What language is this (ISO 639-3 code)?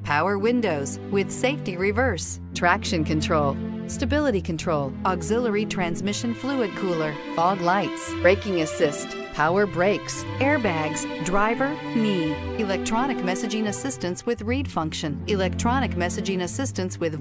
eng